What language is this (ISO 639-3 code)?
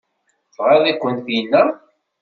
kab